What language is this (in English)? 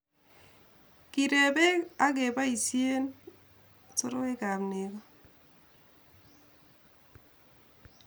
Kalenjin